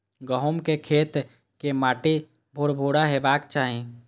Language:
Maithili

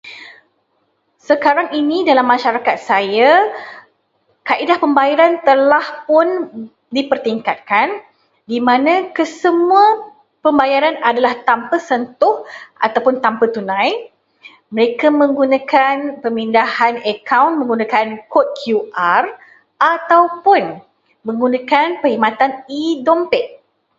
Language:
Malay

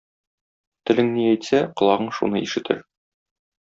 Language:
Tatar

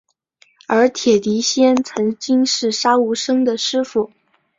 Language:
Chinese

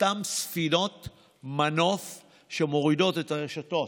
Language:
Hebrew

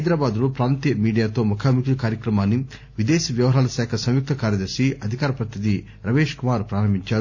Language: Telugu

